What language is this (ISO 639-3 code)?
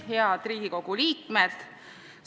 est